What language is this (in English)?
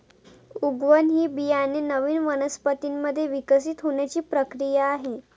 Marathi